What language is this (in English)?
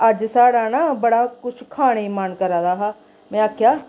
Dogri